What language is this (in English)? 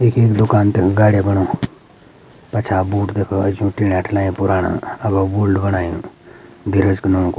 Garhwali